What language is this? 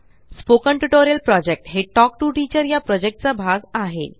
Marathi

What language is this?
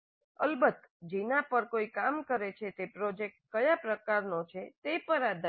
Gujarati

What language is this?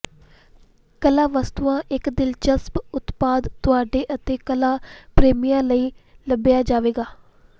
Punjabi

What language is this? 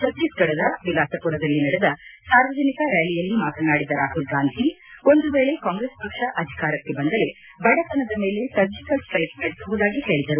Kannada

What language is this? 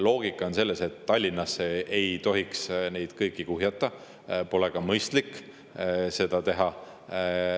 Estonian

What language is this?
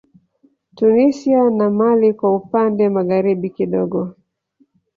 Swahili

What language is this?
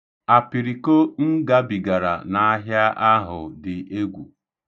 Igbo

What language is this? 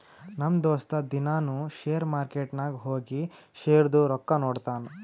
Kannada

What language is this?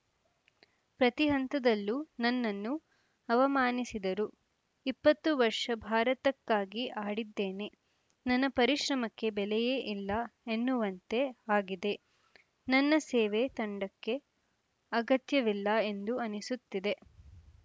Kannada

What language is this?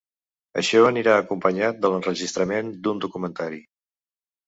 Catalan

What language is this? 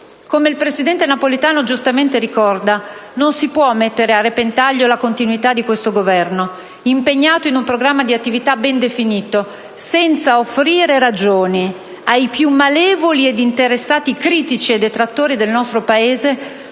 Italian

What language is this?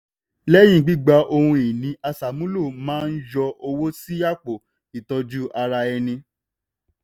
Yoruba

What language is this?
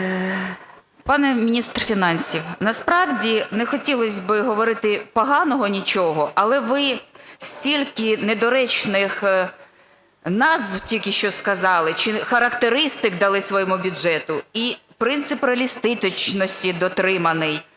Ukrainian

